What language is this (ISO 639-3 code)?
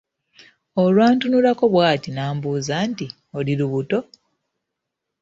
lug